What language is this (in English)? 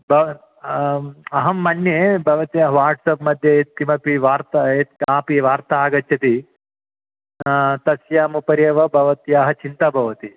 Sanskrit